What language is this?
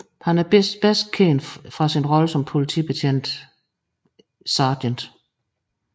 Danish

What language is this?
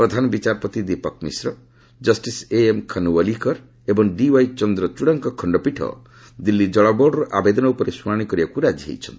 Odia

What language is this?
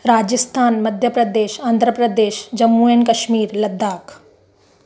Sindhi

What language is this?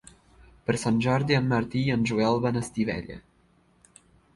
Catalan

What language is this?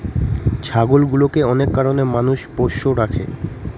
Bangla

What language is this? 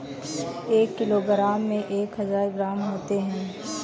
Hindi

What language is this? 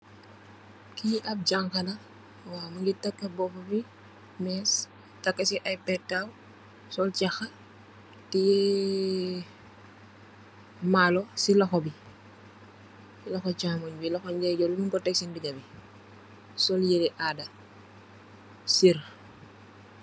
Wolof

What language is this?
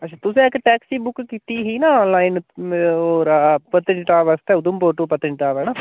Dogri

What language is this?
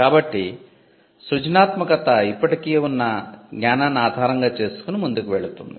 Telugu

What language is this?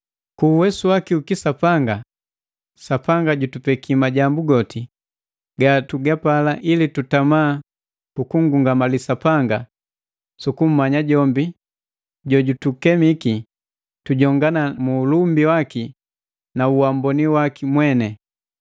Matengo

